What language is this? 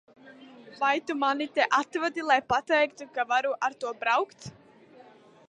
Latvian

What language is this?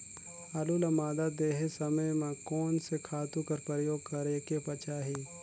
Chhattisgarhi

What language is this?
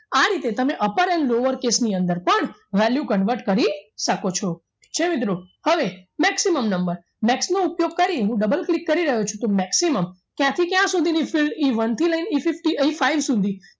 Gujarati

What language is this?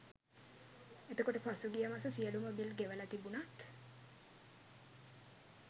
Sinhala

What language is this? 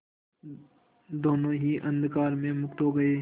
Hindi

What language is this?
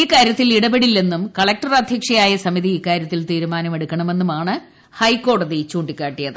Malayalam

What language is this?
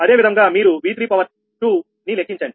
Telugu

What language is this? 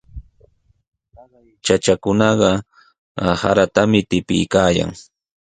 Sihuas Ancash Quechua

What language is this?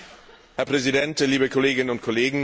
German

